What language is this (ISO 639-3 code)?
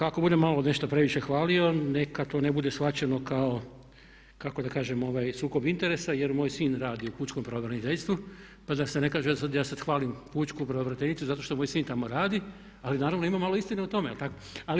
hrv